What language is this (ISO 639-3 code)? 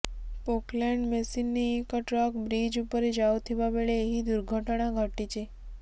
ori